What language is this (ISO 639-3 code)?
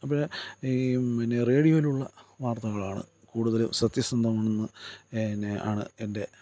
mal